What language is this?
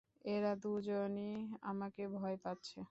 Bangla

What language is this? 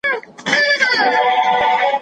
Pashto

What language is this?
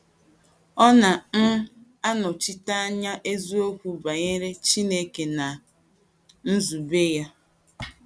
Igbo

